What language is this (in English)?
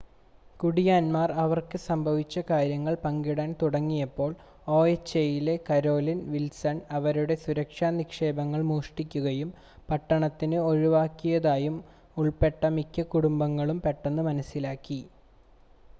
Malayalam